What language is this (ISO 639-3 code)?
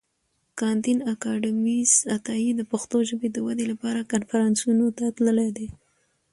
pus